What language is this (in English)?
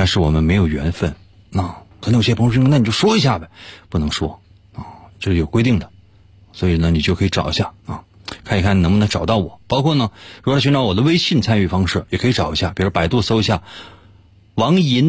Chinese